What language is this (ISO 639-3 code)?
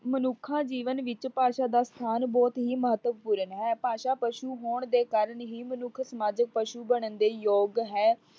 pan